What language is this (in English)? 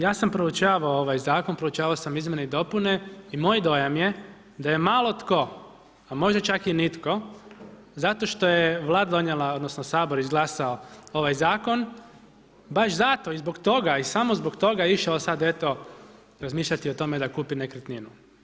Croatian